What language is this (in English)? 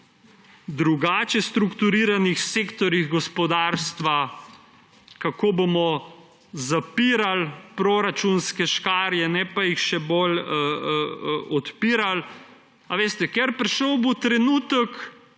Slovenian